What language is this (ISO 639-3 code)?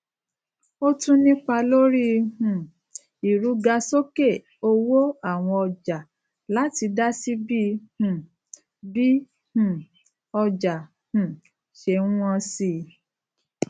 yor